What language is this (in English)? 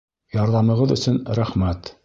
Bashkir